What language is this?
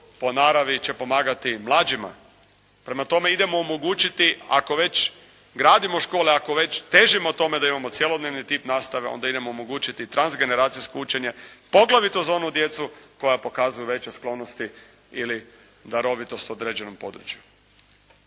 Croatian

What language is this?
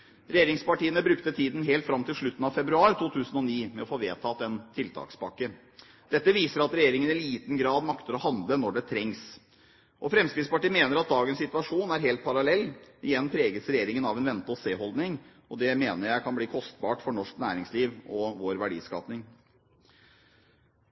Norwegian Bokmål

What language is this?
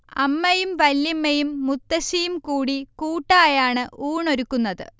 Malayalam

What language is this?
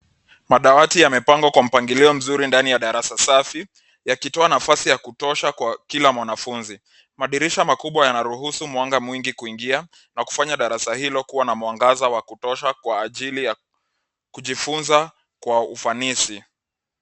Swahili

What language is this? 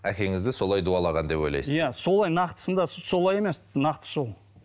Kazakh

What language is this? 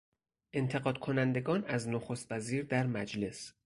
Persian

